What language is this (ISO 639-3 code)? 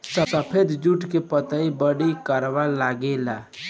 bho